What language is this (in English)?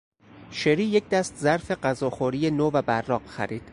Persian